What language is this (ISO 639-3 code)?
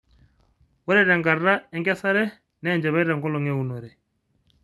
mas